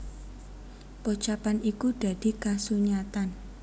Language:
Javanese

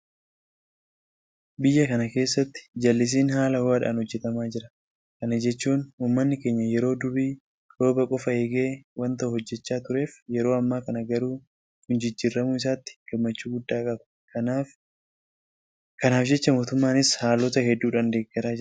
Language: Oromo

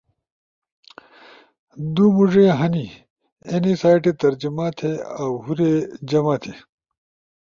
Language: Ushojo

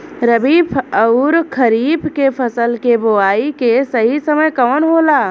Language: Bhojpuri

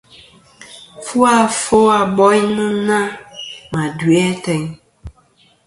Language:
Kom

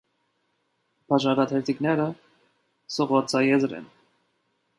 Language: Armenian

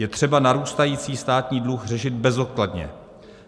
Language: Czech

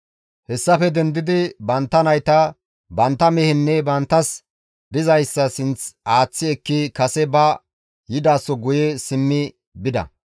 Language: Gamo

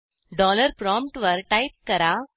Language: Marathi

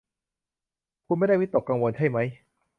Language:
Thai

